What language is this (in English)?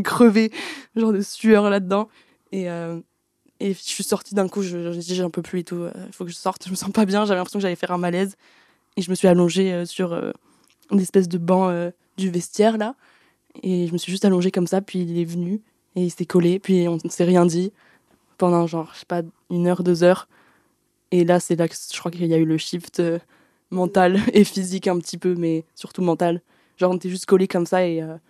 French